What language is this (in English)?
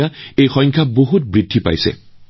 Assamese